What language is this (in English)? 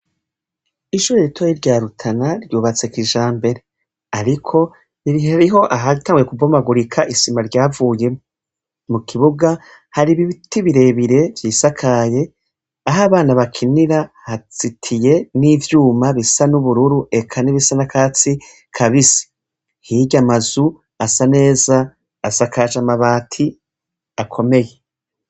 Rundi